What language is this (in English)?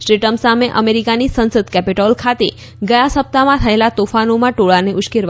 Gujarati